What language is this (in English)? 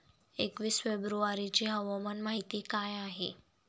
Marathi